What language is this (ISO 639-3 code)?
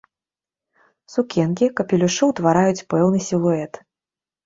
bel